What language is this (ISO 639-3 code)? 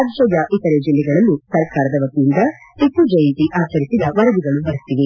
kan